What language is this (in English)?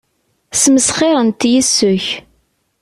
Kabyle